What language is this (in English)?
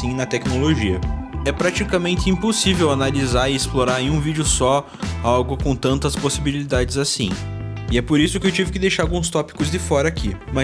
Portuguese